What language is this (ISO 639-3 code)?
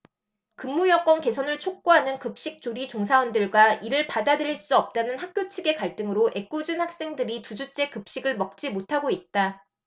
kor